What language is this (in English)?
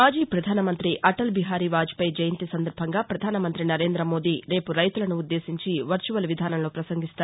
Telugu